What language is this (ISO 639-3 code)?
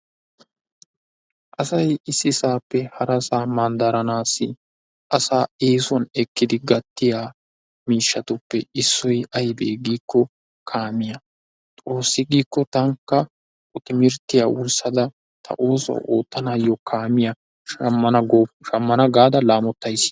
wal